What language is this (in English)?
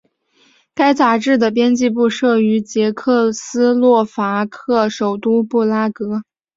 Chinese